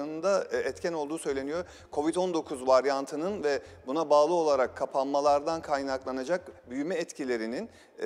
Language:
Turkish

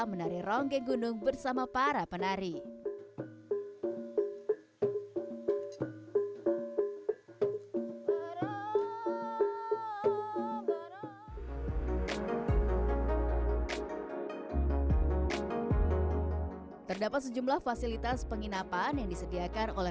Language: Indonesian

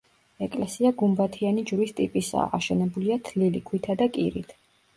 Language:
Georgian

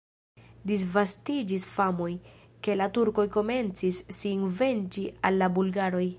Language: Esperanto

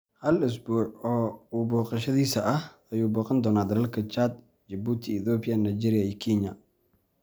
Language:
Somali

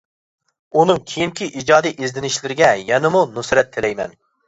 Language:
Uyghur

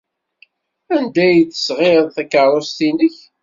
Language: Kabyle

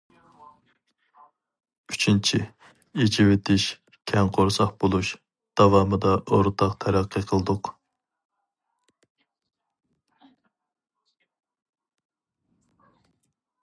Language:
Uyghur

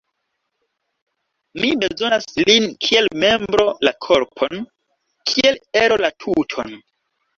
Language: Esperanto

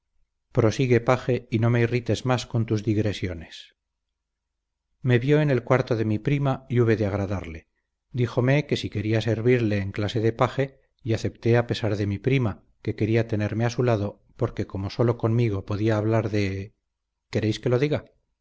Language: Spanish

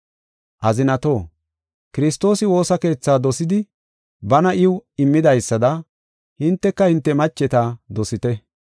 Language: Gofa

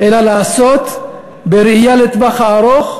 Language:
Hebrew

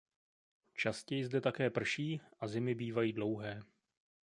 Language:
Czech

